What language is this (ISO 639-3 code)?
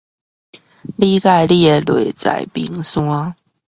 zho